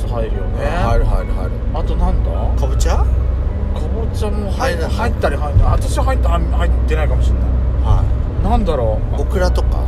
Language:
Japanese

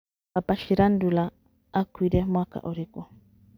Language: Kikuyu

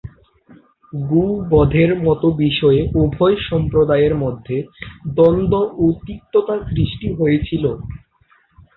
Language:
Bangla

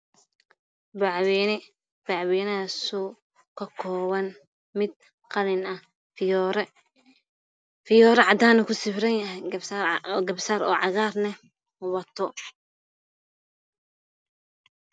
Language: Somali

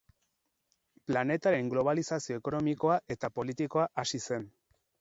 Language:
Basque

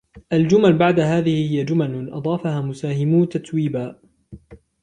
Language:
Arabic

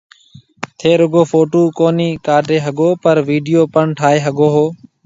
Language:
Marwari (Pakistan)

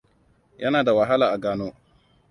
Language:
Hausa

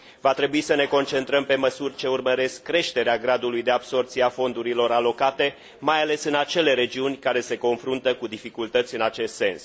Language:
Romanian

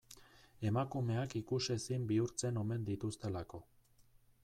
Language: Basque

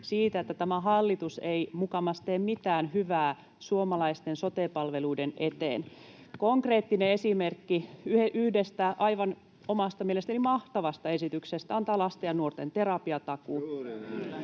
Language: Finnish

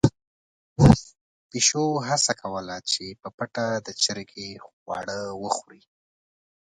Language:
Pashto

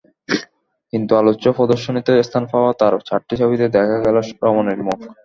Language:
Bangla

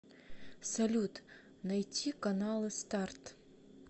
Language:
Russian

